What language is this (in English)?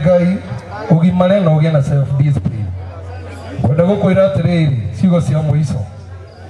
Portuguese